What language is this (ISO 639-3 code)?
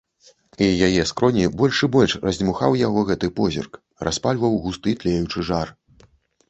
bel